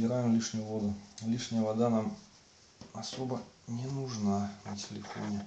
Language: Russian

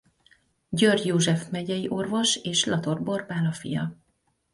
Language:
Hungarian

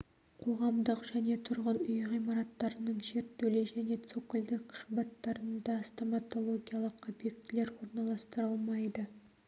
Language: Kazakh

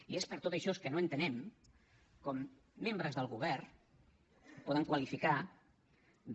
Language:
Catalan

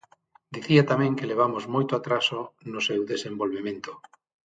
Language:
Galician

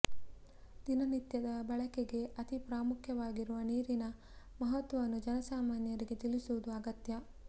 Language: Kannada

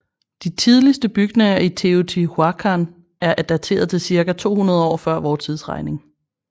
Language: Danish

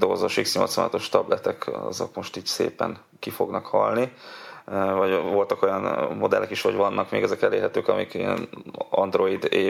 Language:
Hungarian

